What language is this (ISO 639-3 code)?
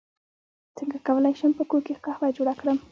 pus